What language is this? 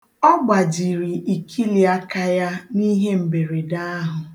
Igbo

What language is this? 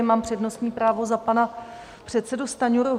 Czech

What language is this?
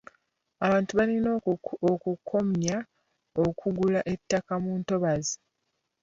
Ganda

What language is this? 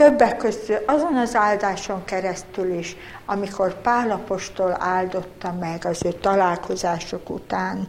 Hungarian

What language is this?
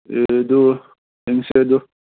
Manipuri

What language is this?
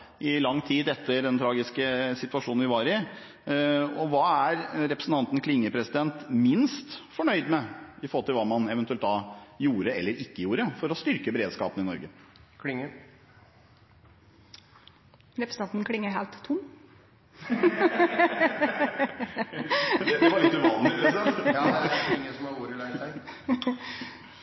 Norwegian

